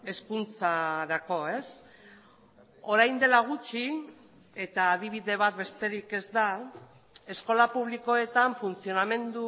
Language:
Basque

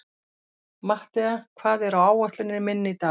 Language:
Icelandic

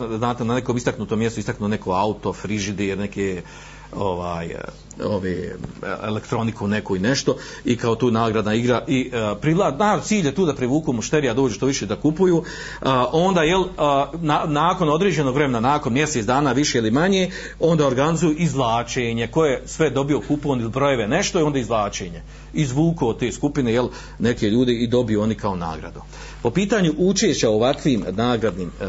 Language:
Croatian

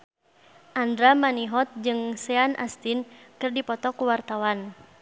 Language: Sundanese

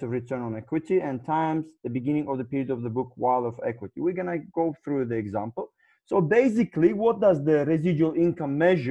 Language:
English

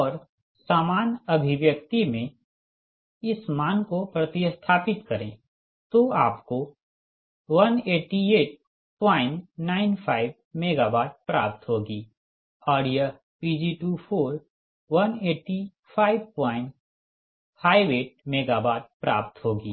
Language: Hindi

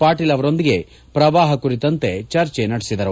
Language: Kannada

